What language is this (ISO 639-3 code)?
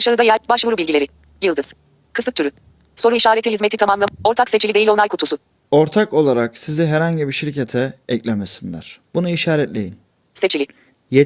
tur